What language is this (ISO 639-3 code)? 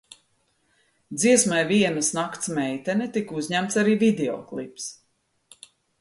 lav